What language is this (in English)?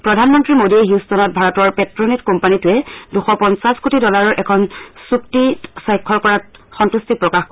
Assamese